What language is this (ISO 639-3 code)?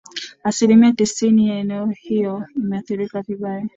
swa